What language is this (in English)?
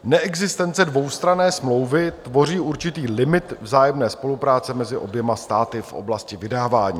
Czech